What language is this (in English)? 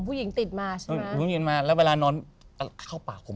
Thai